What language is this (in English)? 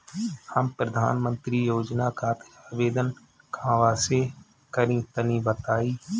Bhojpuri